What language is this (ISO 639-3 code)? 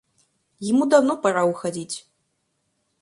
rus